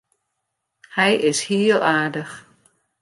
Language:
Western Frisian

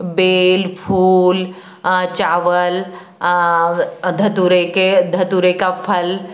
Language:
Hindi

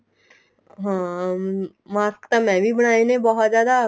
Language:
Punjabi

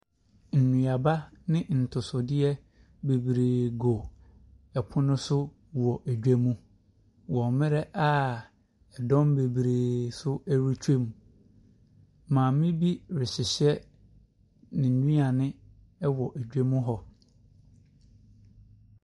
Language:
Akan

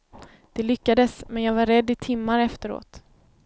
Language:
Swedish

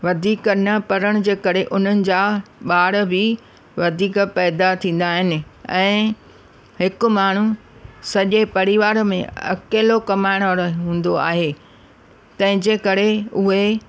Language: Sindhi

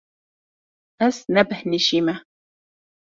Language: Kurdish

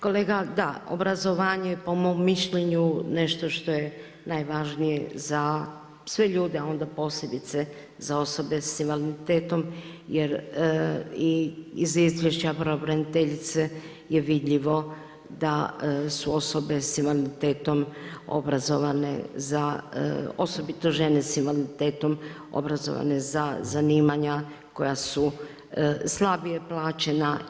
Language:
Croatian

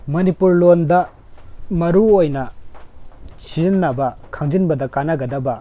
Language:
Manipuri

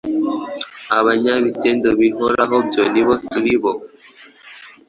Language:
Kinyarwanda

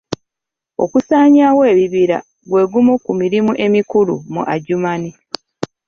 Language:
Ganda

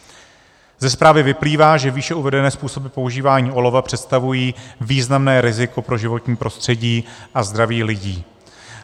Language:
Czech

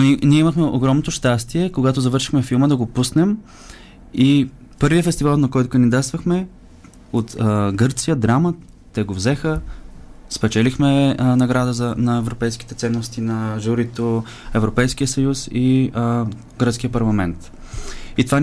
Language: Bulgarian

